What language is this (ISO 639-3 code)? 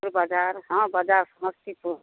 mai